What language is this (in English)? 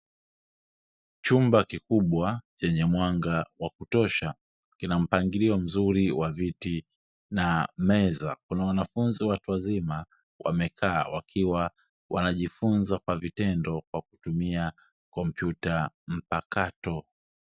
Swahili